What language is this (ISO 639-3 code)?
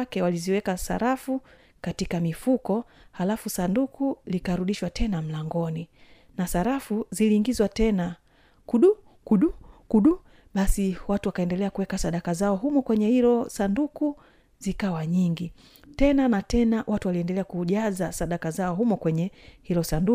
swa